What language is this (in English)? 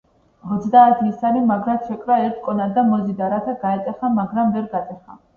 Georgian